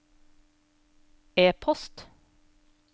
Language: Norwegian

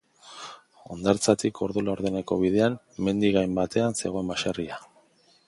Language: Basque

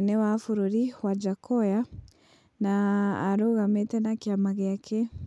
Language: Kikuyu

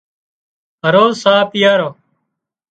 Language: Wadiyara Koli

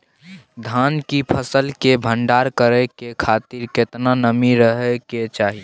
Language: Maithili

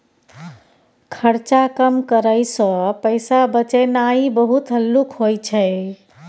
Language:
Maithili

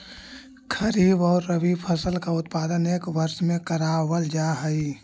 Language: Magahi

